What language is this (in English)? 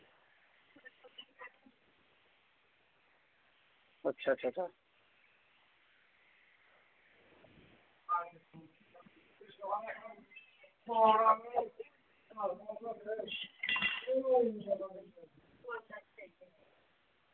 Dogri